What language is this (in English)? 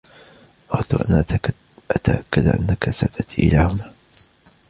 Arabic